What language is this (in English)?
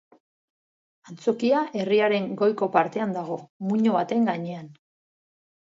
Basque